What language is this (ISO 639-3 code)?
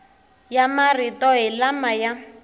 tso